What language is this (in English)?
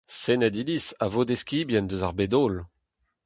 Breton